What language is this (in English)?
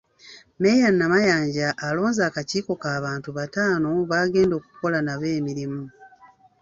Ganda